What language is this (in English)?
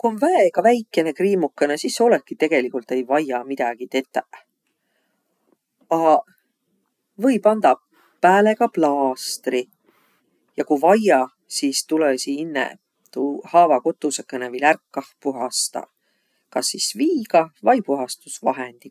Võro